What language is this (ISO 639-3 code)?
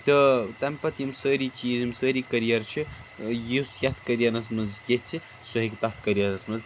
kas